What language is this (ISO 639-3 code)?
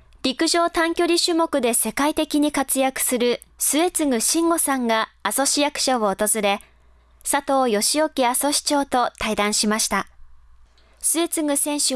jpn